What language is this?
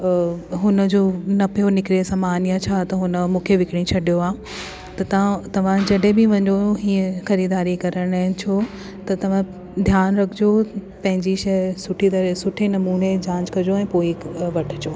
Sindhi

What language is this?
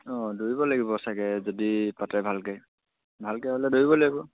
Assamese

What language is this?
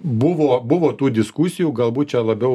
Lithuanian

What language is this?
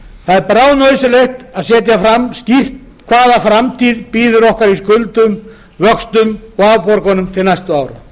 Icelandic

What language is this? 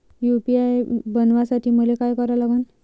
Marathi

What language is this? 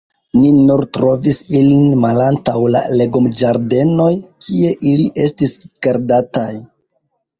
Esperanto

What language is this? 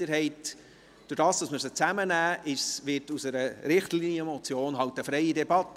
Swiss German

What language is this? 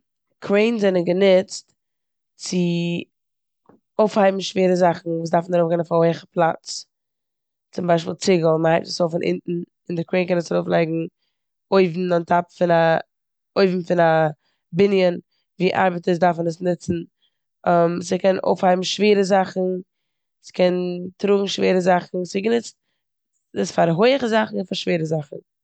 Yiddish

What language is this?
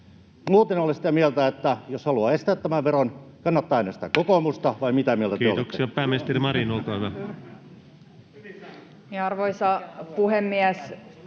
Finnish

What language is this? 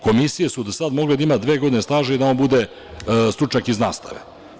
Serbian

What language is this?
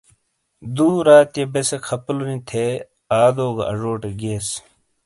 Shina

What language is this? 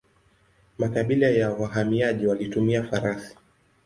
Swahili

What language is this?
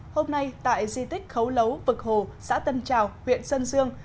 Vietnamese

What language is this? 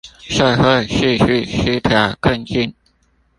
Chinese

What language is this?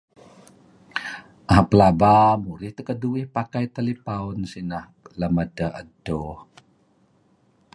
Kelabit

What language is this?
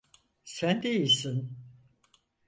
Turkish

